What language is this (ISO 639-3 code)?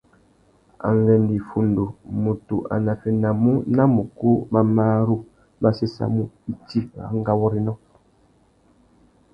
bag